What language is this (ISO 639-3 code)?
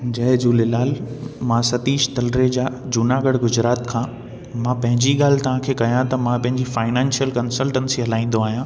snd